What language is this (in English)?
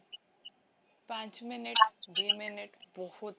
Odia